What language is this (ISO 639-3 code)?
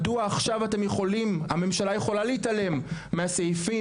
heb